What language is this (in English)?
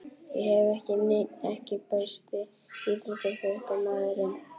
Icelandic